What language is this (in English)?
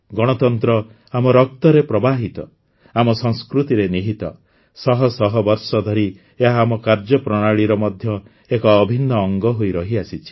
Odia